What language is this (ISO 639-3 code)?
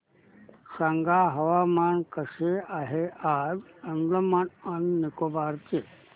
mar